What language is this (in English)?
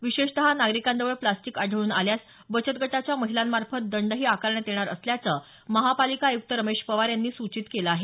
Marathi